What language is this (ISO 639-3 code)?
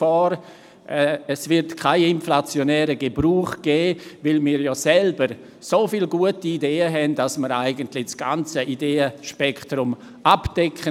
gsw